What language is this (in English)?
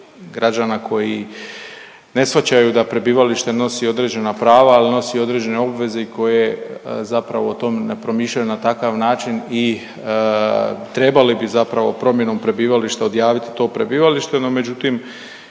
Croatian